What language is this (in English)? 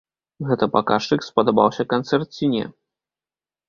Belarusian